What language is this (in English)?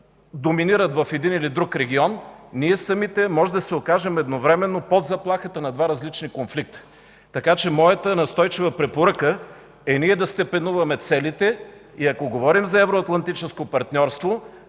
Bulgarian